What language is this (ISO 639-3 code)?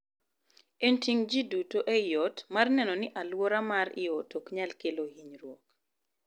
luo